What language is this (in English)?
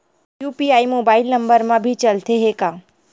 Chhattisgarhi